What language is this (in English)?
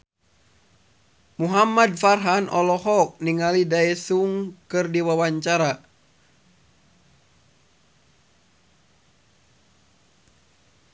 Sundanese